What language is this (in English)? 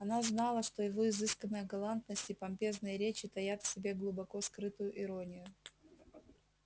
Russian